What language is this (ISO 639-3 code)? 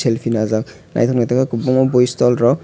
trp